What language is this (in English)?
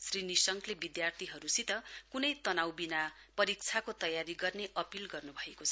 Nepali